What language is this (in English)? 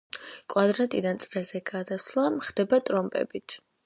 Georgian